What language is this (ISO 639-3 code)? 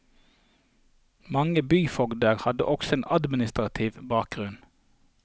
nor